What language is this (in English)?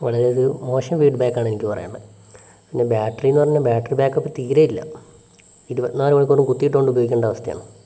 Malayalam